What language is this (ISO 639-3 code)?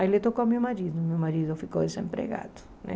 por